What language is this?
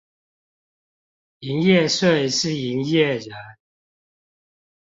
Chinese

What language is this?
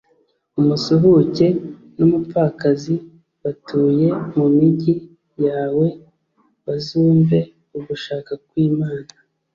Kinyarwanda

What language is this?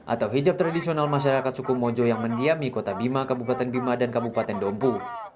Indonesian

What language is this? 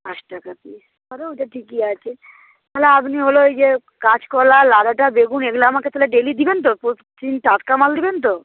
Bangla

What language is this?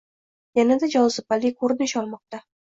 Uzbek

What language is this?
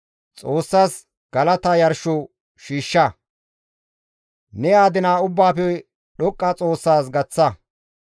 Gamo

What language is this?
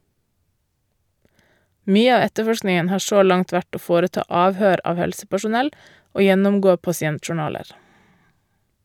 Norwegian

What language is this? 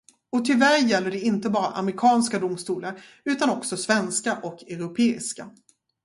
Swedish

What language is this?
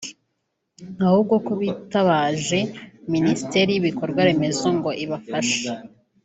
Kinyarwanda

